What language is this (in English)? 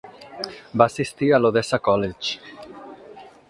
Catalan